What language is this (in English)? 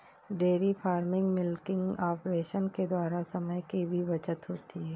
Hindi